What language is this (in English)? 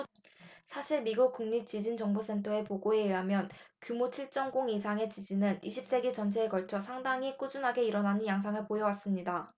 Korean